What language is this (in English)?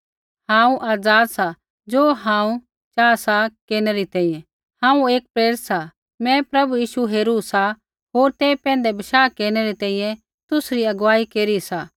Kullu Pahari